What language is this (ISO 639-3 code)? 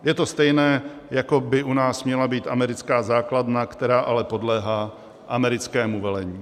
ces